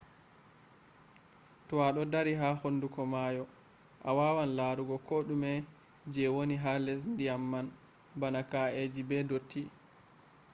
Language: Fula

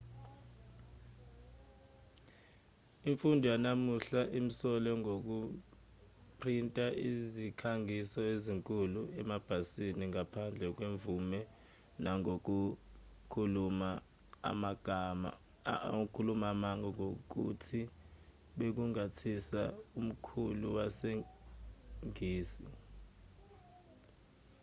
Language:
Zulu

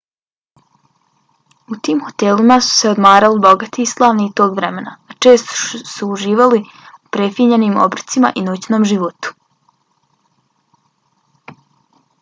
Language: Bosnian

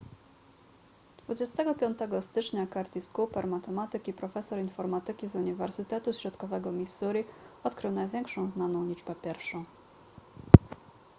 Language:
Polish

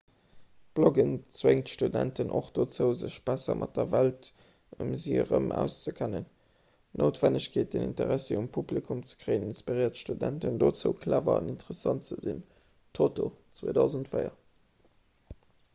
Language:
Luxembourgish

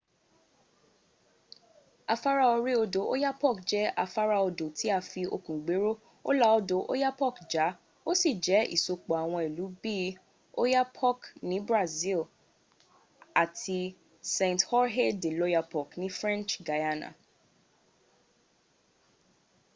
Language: Yoruba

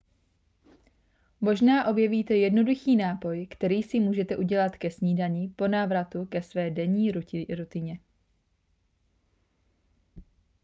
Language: Czech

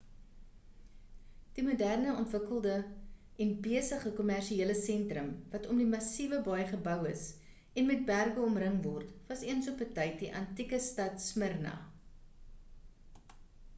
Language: Afrikaans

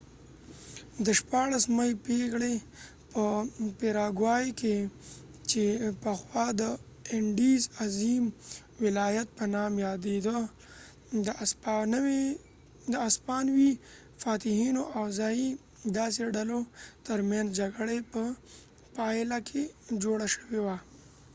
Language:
Pashto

